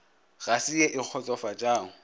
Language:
Northern Sotho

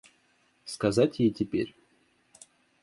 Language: Russian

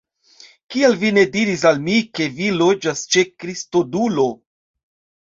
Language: Esperanto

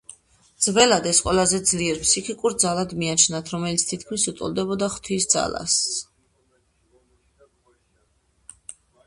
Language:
Georgian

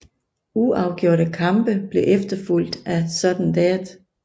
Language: Danish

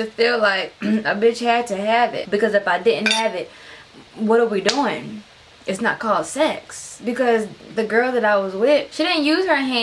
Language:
English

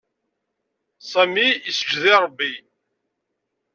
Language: Kabyle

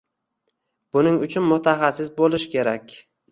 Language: Uzbek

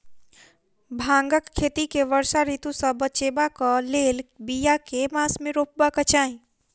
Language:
Maithili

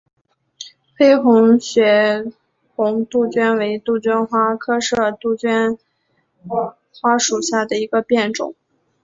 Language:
Chinese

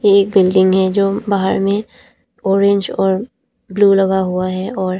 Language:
Hindi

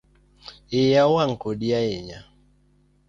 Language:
Luo (Kenya and Tanzania)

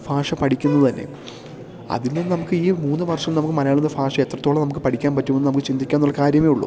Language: Malayalam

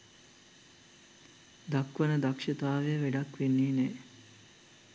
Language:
Sinhala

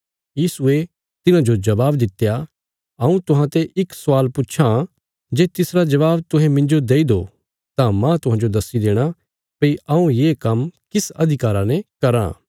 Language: Bilaspuri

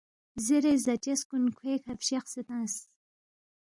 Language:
Balti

